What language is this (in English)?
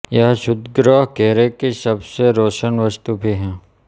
Hindi